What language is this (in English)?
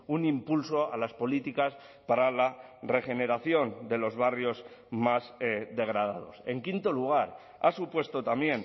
Spanish